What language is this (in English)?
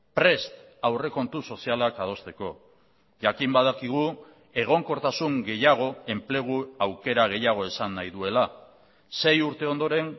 Basque